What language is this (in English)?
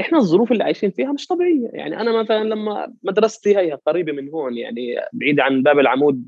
Arabic